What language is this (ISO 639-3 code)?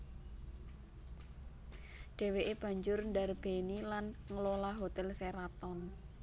jav